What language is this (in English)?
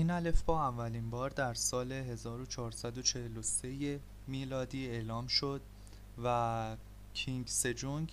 Persian